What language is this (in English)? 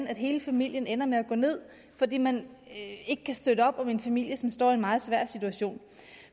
Danish